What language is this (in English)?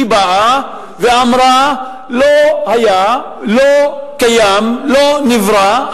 Hebrew